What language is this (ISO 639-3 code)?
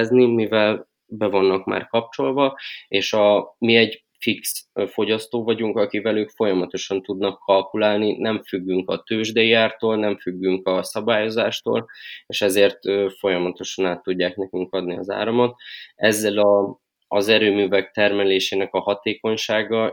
hun